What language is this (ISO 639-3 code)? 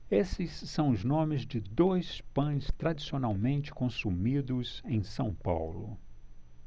por